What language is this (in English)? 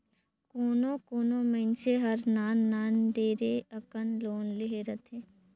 Chhattisgarhi